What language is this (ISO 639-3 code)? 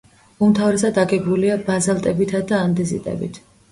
kat